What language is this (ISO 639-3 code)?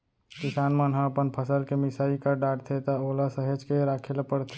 hne